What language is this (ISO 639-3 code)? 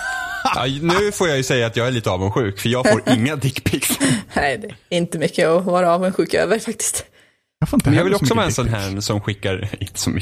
swe